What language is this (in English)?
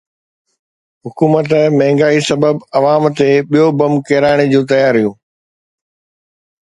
Sindhi